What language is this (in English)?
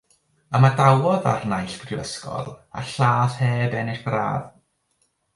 Welsh